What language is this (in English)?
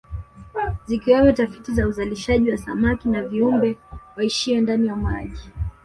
Swahili